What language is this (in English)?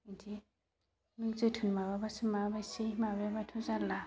Bodo